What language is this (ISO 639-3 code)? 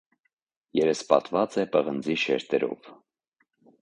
hye